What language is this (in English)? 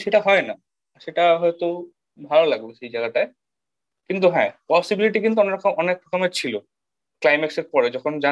Bangla